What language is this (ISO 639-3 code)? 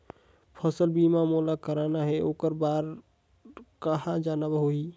hne